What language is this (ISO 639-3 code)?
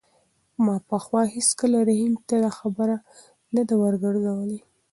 pus